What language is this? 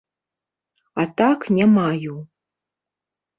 Belarusian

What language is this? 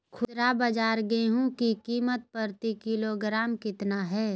Magahi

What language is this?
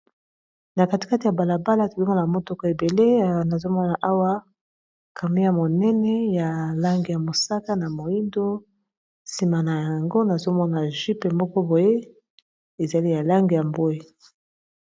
Lingala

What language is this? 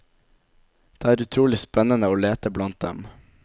Norwegian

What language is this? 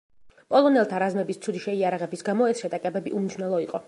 Georgian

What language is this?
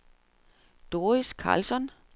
Danish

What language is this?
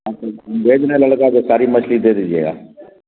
Urdu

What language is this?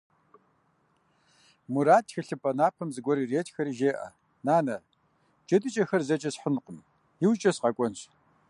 Kabardian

